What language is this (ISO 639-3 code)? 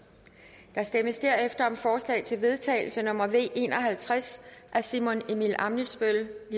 dan